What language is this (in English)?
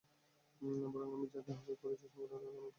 Bangla